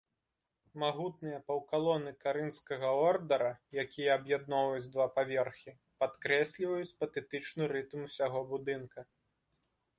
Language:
Belarusian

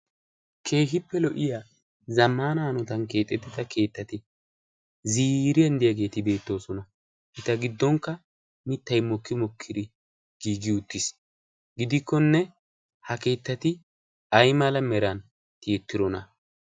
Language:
Wolaytta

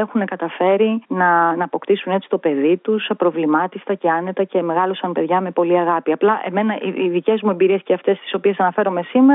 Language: Greek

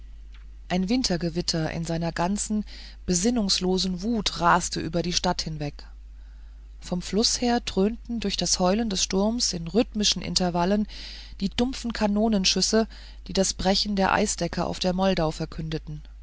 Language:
German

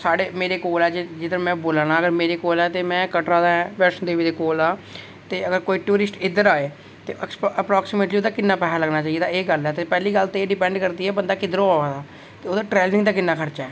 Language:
Dogri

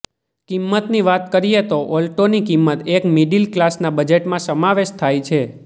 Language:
Gujarati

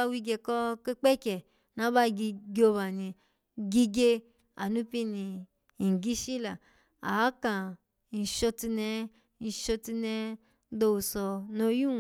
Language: Alago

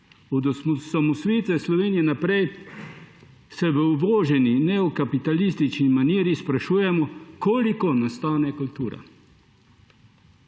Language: Slovenian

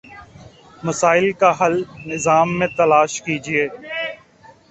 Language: Urdu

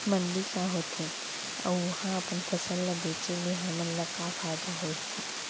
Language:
Chhattisgarhi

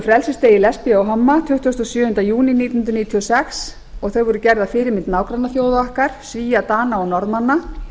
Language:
Icelandic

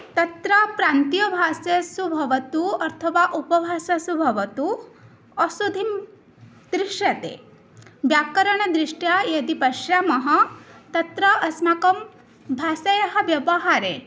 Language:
Sanskrit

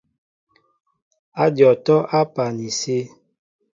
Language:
Mbo (Cameroon)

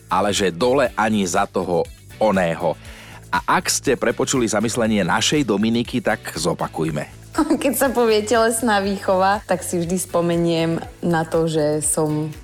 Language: Slovak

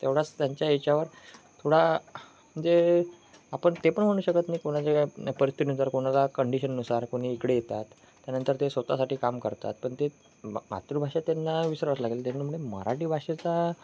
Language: Marathi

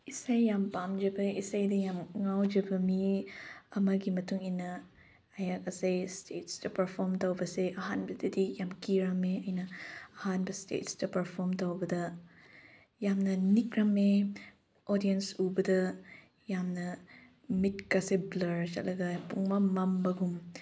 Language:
Manipuri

